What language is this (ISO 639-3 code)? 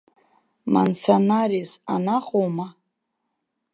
abk